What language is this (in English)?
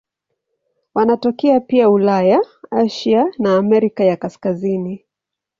Swahili